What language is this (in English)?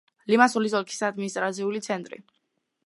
Georgian